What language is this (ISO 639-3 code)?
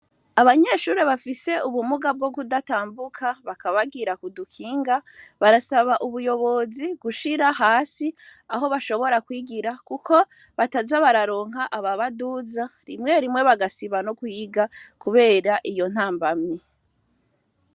run